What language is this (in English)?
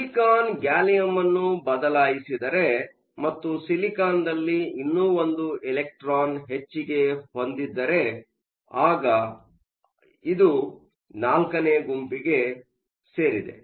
Kannada